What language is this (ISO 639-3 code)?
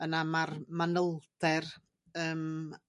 cym